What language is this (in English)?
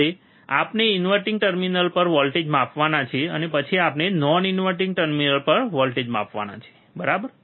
Gujarati